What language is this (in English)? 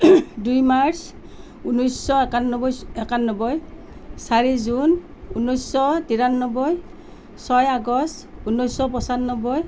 Assamese